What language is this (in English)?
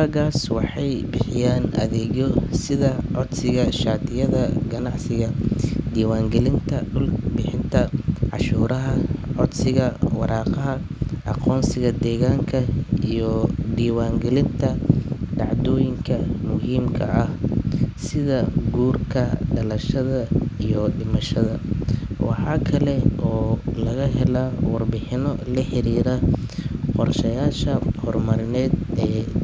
Somali